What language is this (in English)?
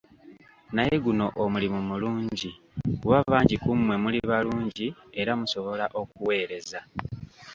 Ganda